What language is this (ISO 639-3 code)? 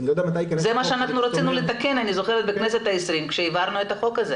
heb